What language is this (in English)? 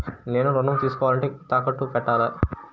Telugu